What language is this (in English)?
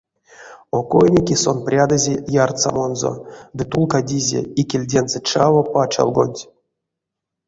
Erzya